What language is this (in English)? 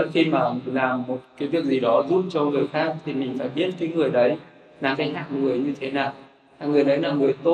Vietnamese